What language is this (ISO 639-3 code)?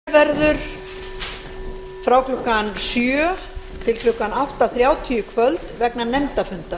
isl